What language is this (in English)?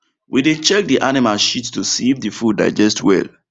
Nigerian Pidgin